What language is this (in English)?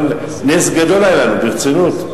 Hebrew